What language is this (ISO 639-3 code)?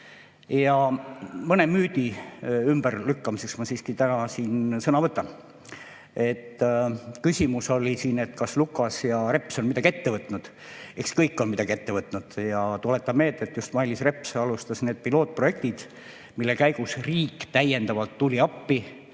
est